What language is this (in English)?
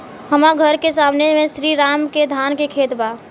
Bhojpuri